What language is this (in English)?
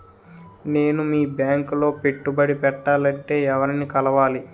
Telugu